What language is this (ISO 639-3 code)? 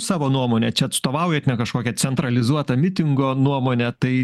lit